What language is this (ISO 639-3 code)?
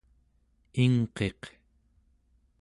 esu